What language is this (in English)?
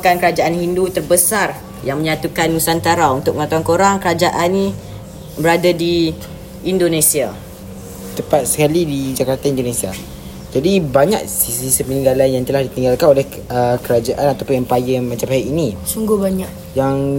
Malay